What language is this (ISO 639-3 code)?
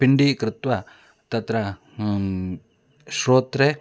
san